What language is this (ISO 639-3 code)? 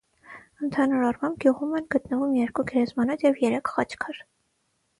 hye